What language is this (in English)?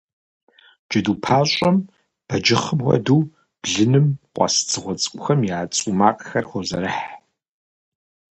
Kabardian